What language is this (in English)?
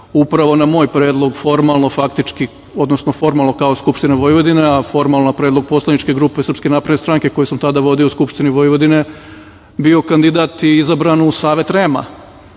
Serbian